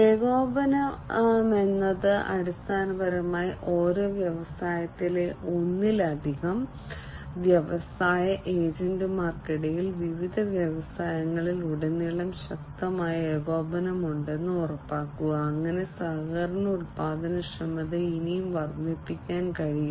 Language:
Malayalam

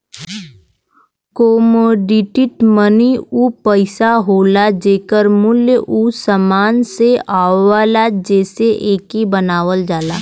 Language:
Bhojpuri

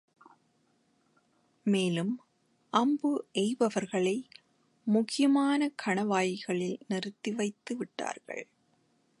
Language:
Tamil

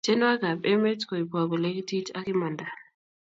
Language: Kalenjin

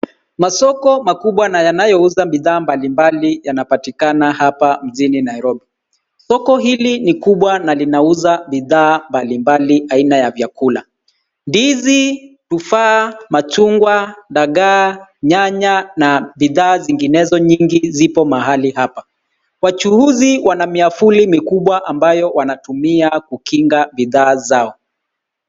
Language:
Swahili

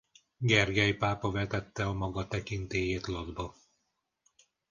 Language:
Hungarian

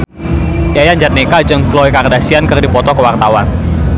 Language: Sundanese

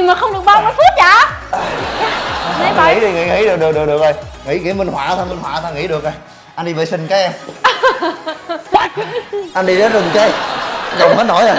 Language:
Vietnamese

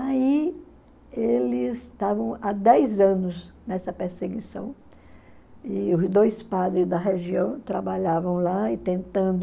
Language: Portuguese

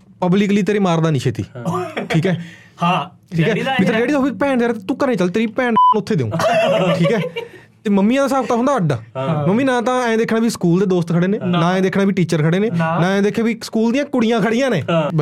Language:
Punjabi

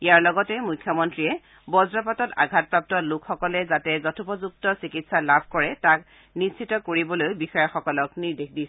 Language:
Assamese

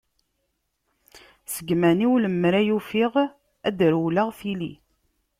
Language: Kabyle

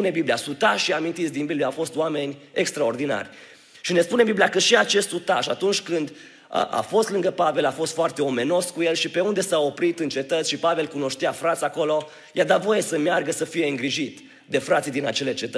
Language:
Romanian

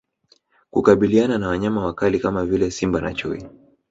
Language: Swahili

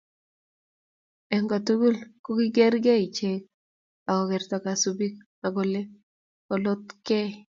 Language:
Kalenjin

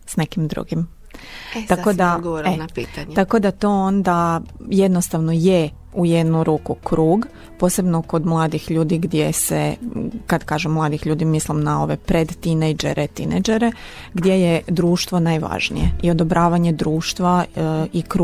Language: Croatian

